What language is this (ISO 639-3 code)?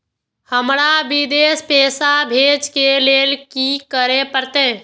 mai